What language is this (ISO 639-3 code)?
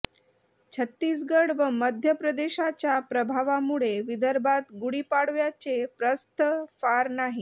mar